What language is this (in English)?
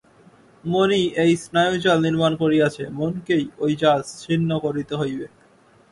Bangla